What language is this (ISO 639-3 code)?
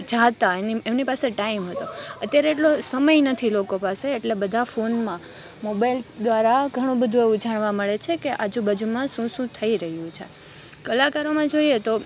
guj